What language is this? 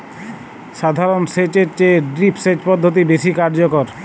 Bangla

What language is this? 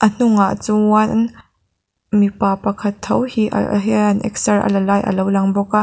Mizo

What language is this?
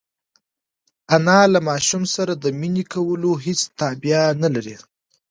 Pashto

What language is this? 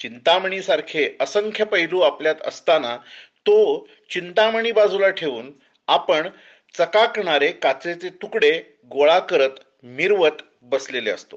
Marathi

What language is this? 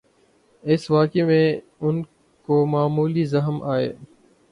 Urdu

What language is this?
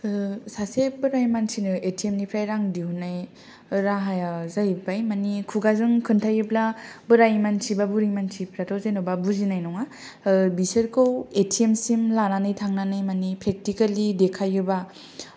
Bodo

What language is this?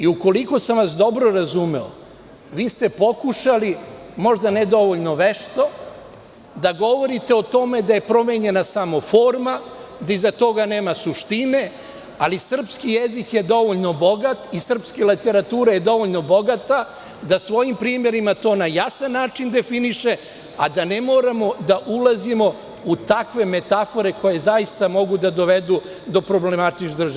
Serbian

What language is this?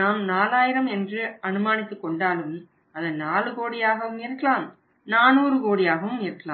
Tamil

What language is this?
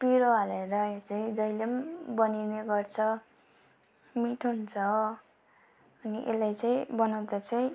Nepali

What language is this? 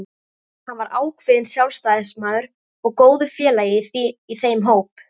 Icelandic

